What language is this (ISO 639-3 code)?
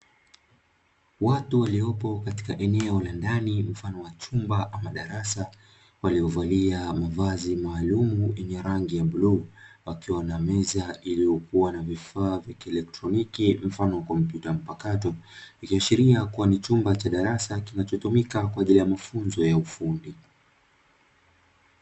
swa